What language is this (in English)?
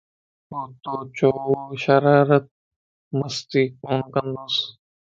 Lasi